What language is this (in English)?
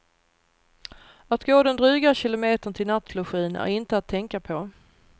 Swedish